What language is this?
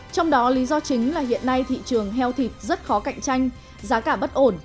Vietnamese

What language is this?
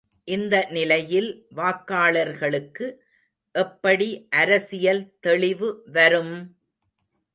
Tamil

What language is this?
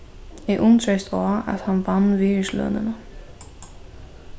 Faroese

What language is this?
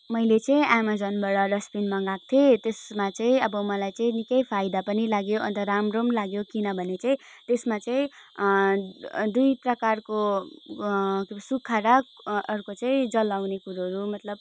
Nepali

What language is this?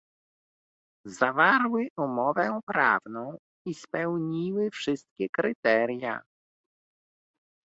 Polish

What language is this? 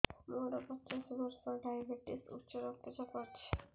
Odia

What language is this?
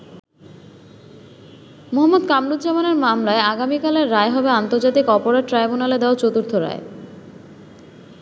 Bangla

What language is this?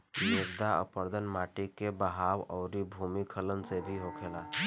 Bhojpuri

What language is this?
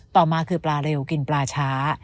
Thai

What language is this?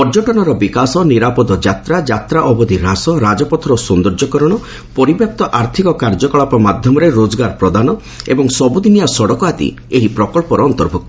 Odia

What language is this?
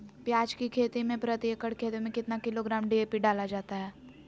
Magahi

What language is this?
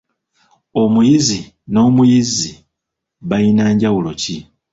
Ganda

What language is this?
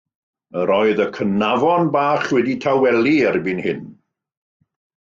Welsh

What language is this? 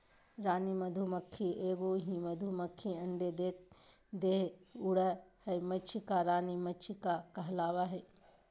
Magahi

